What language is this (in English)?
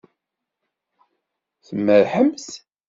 Kabyle